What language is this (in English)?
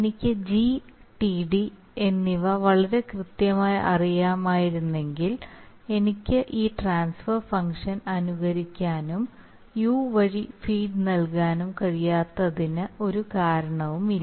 Malayalam